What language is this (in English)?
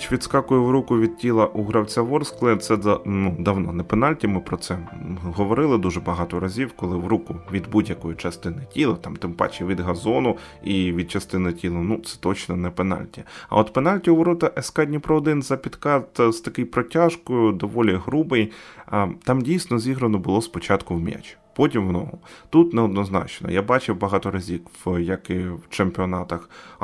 Ukrainian